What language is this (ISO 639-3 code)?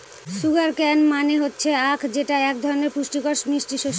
ben